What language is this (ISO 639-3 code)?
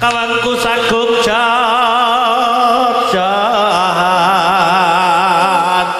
ind